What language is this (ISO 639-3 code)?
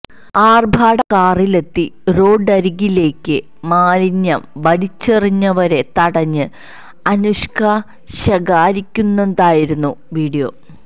mal